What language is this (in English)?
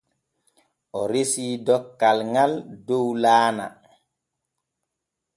Borgu Fulfulde